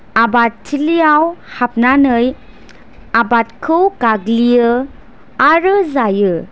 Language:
Bodo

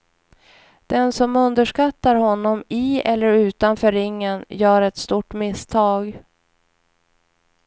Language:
Swedish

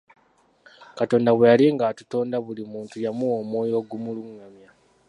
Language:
Ganda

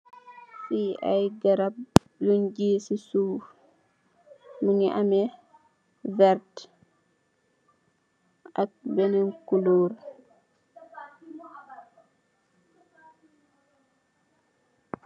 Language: Wolof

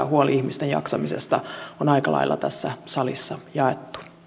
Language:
Finnish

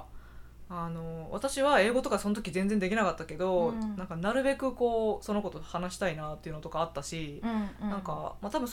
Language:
Japanese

